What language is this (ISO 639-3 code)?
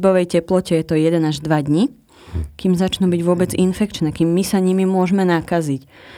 slk